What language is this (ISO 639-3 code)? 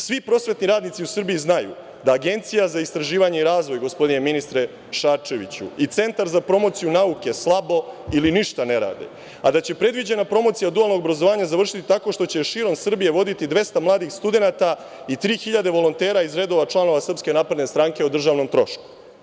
srp